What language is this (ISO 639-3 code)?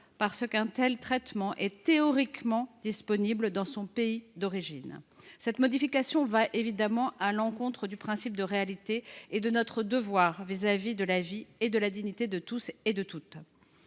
fra